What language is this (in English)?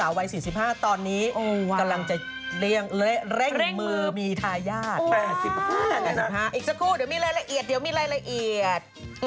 Thai